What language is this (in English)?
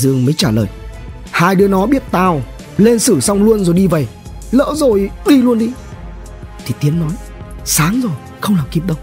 Vietnamese